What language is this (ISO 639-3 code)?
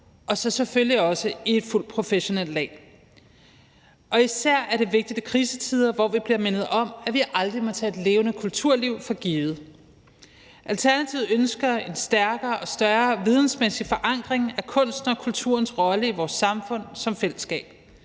dan